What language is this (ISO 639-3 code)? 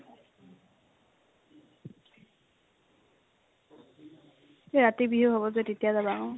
asm